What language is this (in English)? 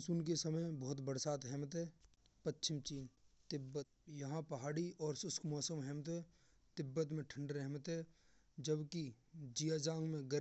Braj